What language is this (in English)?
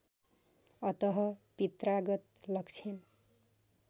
Nepali